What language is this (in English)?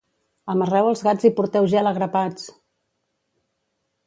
Catalan